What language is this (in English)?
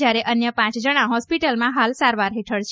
Gujarati